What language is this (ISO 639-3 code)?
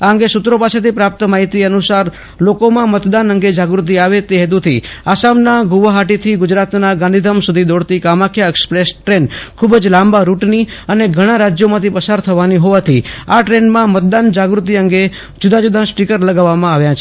guj